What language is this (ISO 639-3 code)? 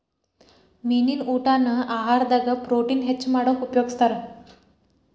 kan